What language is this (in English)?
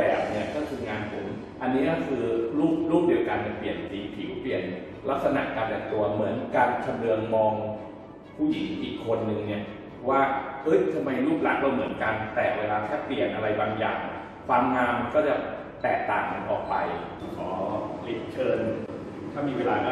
Thai